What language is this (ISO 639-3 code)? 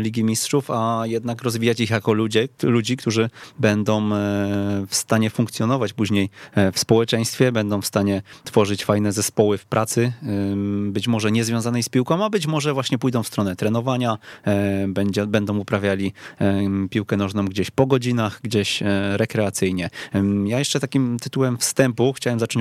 pol